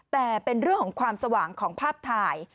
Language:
Thai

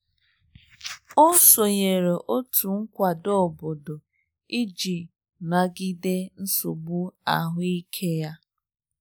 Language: Igbo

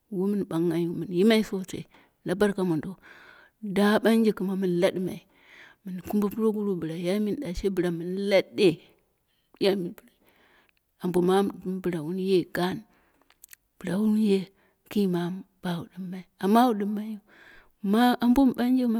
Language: Dera (Nigeria)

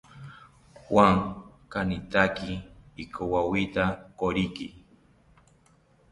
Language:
South Ucayali Ashéninka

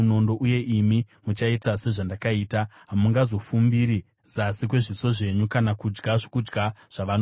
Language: Shona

